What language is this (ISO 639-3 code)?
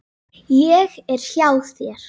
isl